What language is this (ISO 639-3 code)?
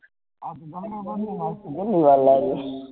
guj